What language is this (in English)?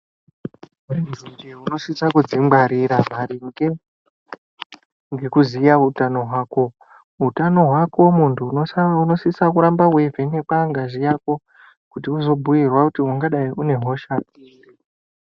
Ndau